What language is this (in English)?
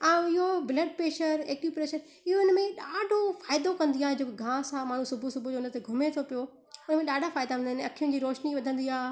Sindhi